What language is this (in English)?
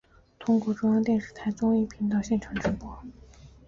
Chinese